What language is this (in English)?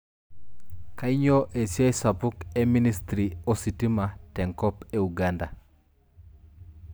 Masai